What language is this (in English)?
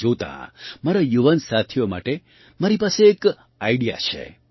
Gujarati